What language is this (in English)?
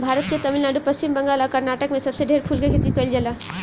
Bhojpuri